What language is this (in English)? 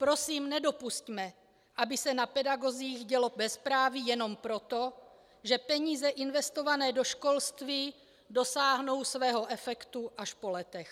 Czech